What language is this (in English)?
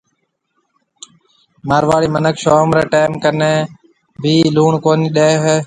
Marwari (Pakistan)